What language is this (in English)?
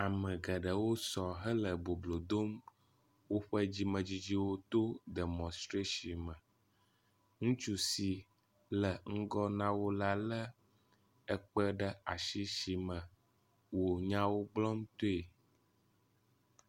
Ewe